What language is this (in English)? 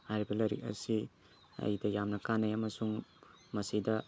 Manipuri